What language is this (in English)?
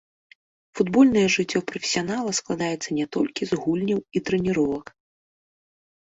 Belarusian